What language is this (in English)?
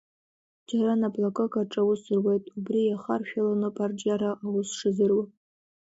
Abkhazian